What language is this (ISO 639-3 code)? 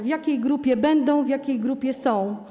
pol